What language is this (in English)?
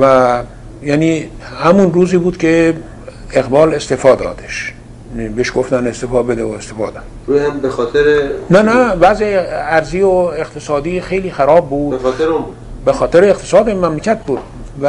Persian